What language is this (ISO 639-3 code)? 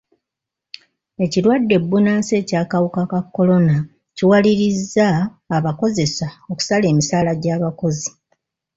lug